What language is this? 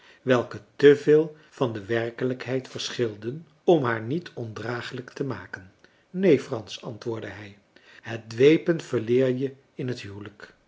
Dutch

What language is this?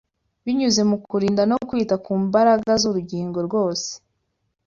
Kinyarwanda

